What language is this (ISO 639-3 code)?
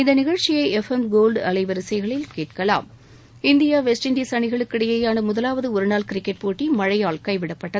tam